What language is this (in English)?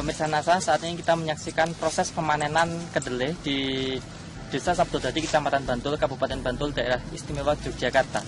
Indonesian